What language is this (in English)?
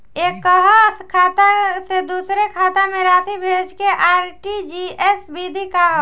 Bhojpuri